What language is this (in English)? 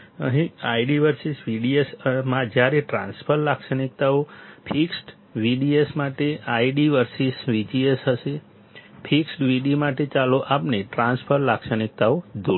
Gujarati